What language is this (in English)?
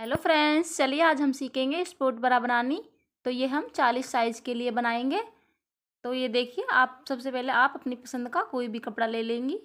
Hindi